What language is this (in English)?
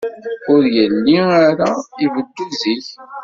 Kabyle